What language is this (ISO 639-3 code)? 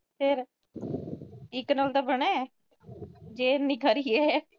pan